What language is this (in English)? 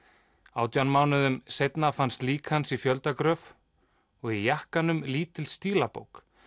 Icelandic